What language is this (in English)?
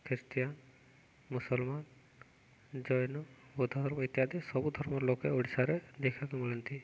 Odia